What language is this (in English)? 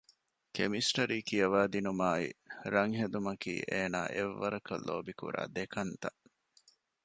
Divehi